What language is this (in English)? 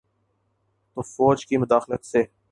Urdu